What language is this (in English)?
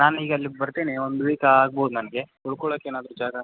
Kannada